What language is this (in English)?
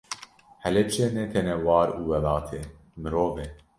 Kurdish